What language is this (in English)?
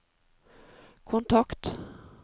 Norwegian